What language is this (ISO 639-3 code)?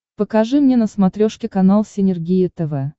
rus